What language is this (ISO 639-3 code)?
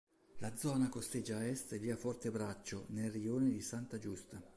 ita